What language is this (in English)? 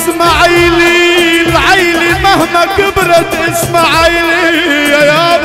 Arabic